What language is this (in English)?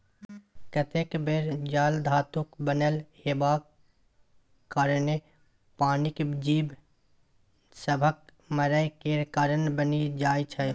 Maithili